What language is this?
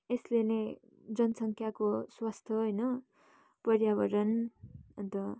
Nepali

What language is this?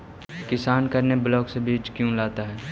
Magahi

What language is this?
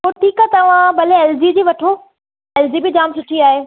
Sindhi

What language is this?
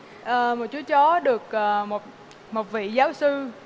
Vietnamese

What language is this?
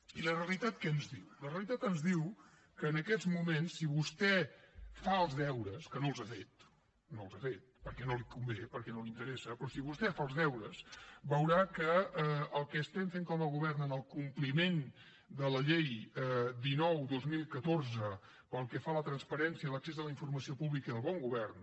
Catalan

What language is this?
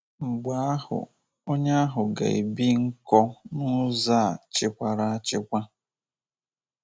Igbo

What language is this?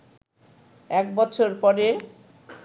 Bangla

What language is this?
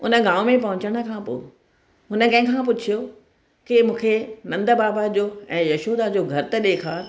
Sindhi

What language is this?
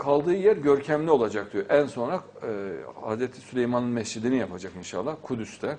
Turkish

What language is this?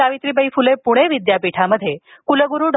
Marathi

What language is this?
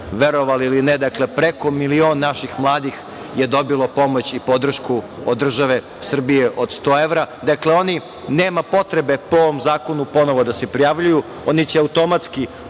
Serbian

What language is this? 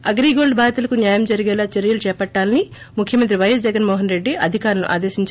Telugu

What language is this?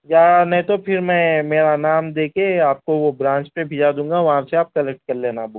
Urdu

